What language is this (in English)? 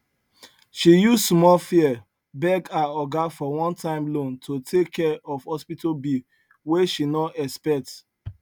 Nigerian Pidgin